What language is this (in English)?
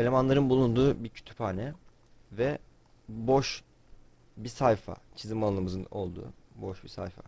Turkish